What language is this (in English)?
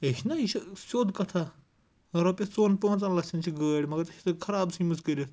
Kashmiri